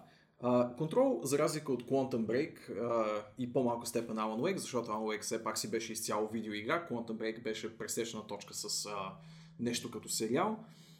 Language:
Bulgarian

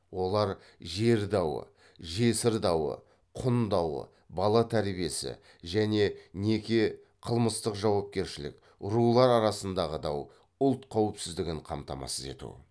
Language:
Kazakh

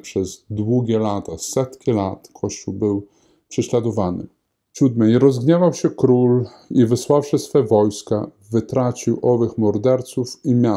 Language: Polish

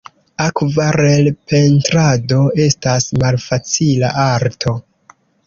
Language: Esperanto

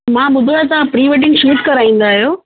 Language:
Sindhi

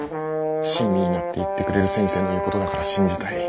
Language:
Japanese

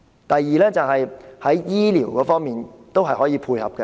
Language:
Cantonese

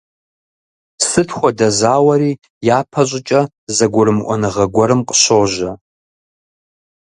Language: Kabardian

